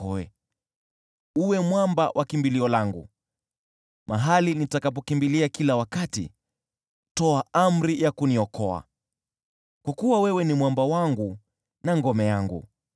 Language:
Swahili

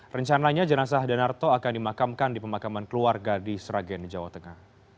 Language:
Indonesian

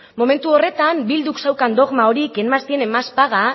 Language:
Basque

